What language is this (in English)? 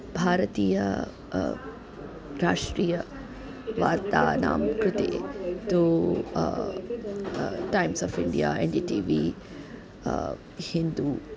Sanskrit